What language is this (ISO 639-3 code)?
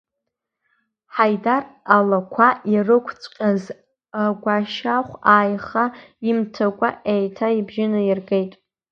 abk